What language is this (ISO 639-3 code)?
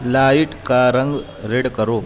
urd